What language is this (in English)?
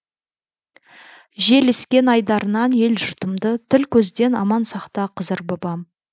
Kazakh